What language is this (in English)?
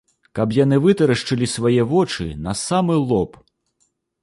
Belarusian